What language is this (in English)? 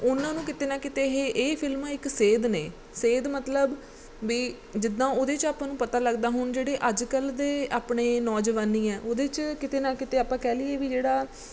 Punjabi